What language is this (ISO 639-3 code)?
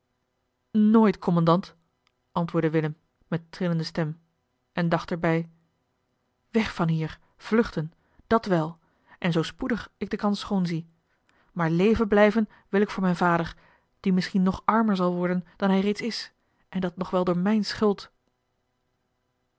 nld